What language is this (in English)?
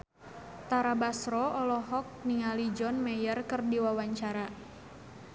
Sundanese